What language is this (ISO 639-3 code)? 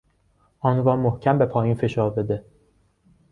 fas